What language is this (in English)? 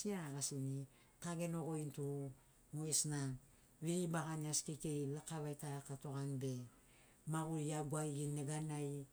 Sinaugoro